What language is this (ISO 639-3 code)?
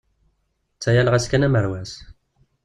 kab